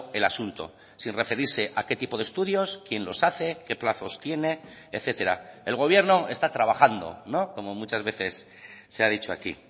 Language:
Spanish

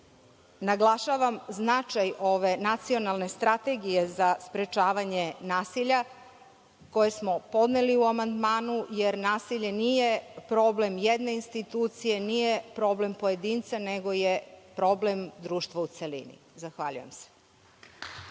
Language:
Serbian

